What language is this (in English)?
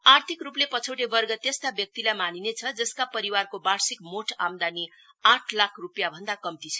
Nepali